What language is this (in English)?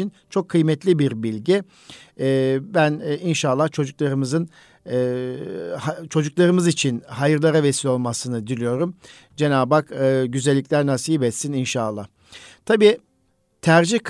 Turkish